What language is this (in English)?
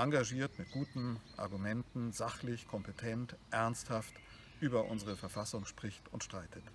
German